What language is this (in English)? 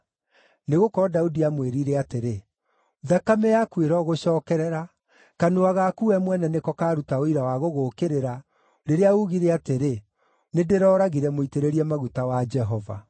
Kikuyu